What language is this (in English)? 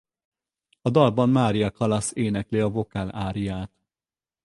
Hungarian